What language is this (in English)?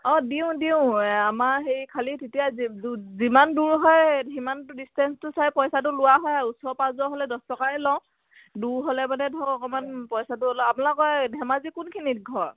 Assamese